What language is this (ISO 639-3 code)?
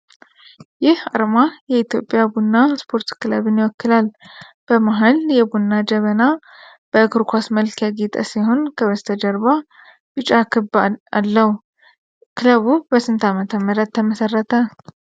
amh